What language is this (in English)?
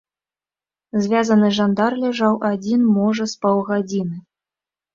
Belarusian